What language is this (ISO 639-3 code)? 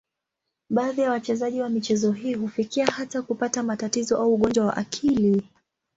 swa